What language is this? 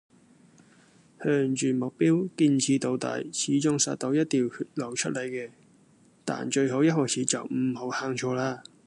Cantonese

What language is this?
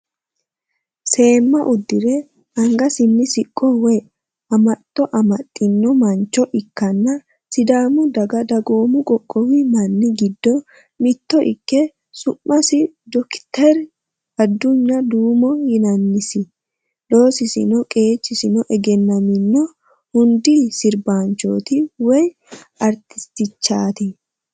Sidamo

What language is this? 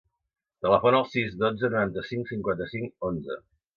Catalan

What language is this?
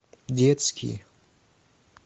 Russian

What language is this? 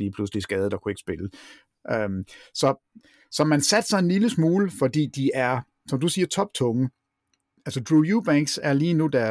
Danish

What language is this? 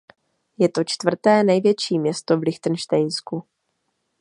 Czech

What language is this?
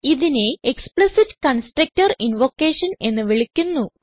Malayalam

